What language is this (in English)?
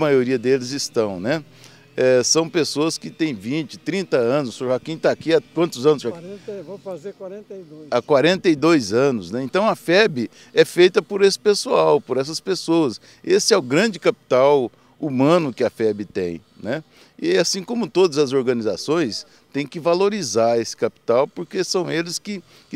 Portuguese